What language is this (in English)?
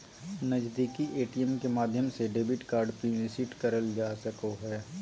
Magahi